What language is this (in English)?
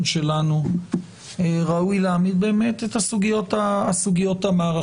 Hebrew